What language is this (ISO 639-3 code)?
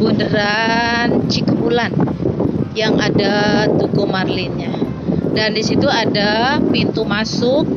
ind